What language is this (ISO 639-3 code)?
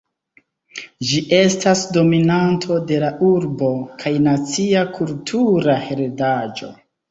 epo